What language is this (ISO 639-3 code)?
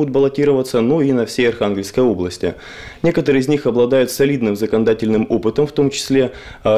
rus